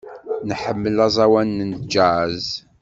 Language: Kabyle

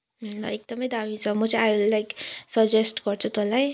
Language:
Nepali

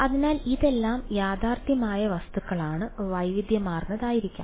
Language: Malayalam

